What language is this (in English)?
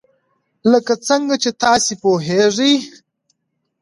Pashto